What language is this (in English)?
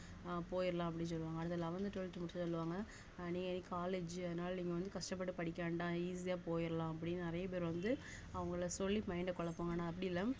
Tamil